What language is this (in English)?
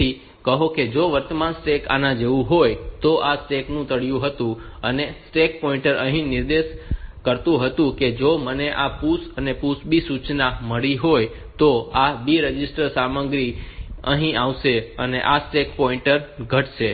Gujarati